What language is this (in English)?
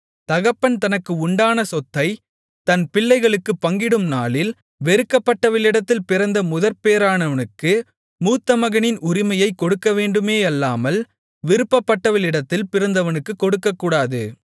Tamil